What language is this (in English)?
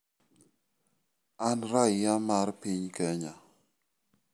Luo (Kenya and Tanzania)